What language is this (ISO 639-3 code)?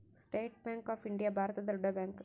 kan